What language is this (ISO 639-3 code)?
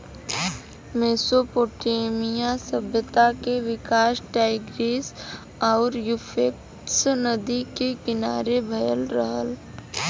bho